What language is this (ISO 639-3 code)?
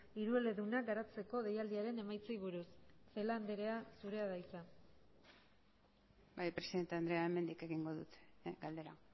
eus